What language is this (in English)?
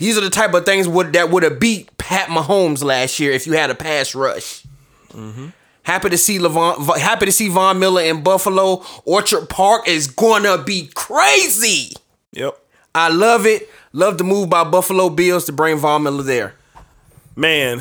English